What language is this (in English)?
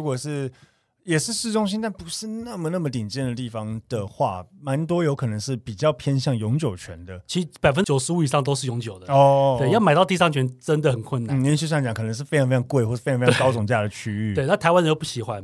Chinese